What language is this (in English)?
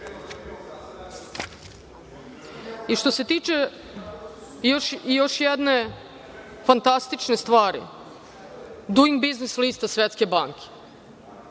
Serbian